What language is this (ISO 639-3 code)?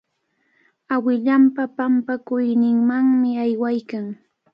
qvl